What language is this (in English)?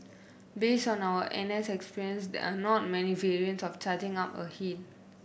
English